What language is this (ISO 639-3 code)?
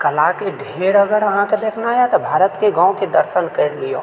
mai